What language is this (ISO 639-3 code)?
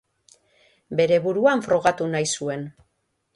eus